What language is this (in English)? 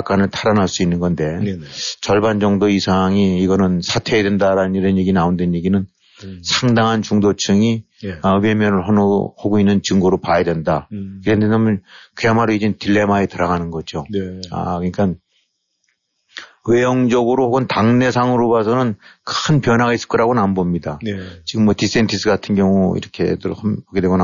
Korean